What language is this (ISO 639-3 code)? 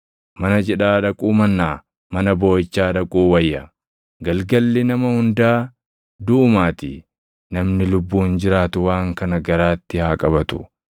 orm